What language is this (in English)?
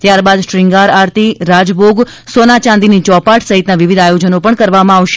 Gujarati